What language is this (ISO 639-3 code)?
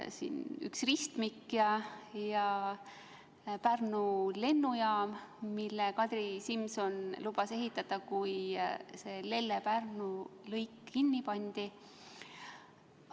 est